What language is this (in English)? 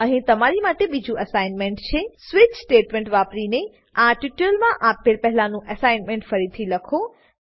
Gujarati